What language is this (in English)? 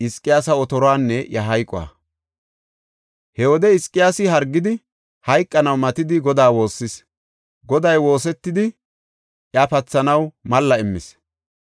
Gofa